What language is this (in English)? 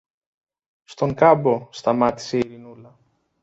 Greek